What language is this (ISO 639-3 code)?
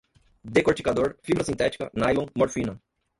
por